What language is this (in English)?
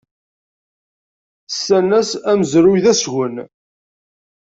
Kabyle